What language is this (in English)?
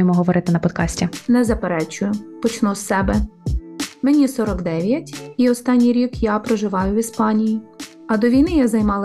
Ukrainian